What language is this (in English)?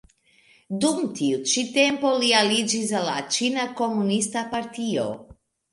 Esperanto